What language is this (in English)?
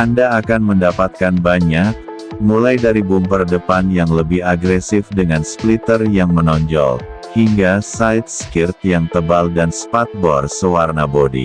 Indonesian